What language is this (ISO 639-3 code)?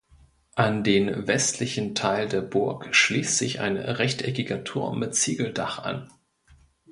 deu